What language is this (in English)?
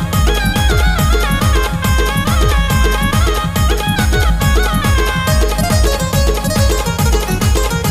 Marathi